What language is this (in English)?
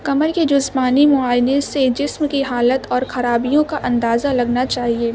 Urdu